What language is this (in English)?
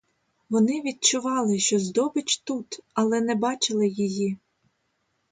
Ukrainian